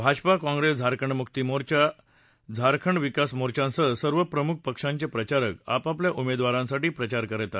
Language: Marathi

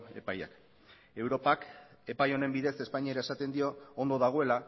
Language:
Basque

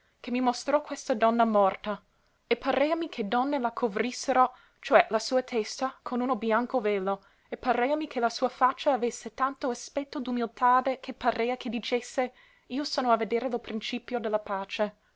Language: Italian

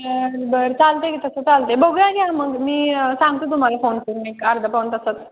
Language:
Marathi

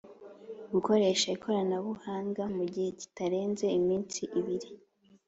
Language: Kinyarwanda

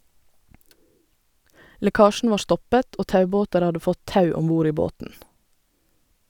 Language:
Norwegian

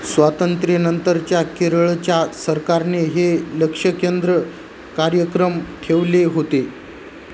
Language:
Marathi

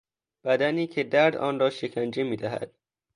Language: Persian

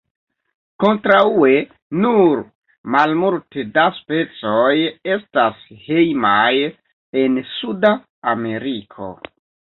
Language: Esperanto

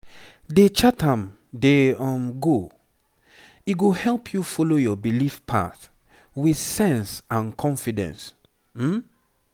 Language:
Nigerian Pidgin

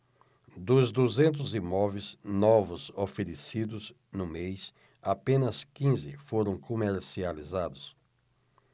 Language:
Portuguese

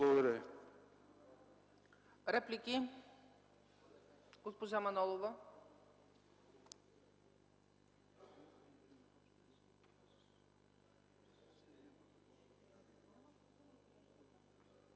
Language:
Bulgarian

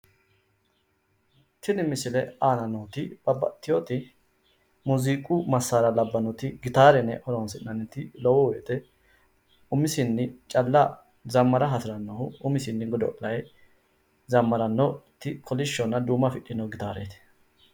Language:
Sidamo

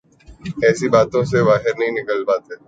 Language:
Urdu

